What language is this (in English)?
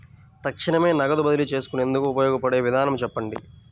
Telugu